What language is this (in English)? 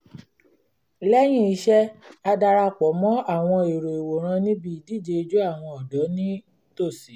Yoruba